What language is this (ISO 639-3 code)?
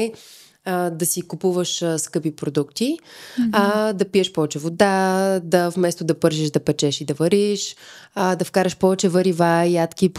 bul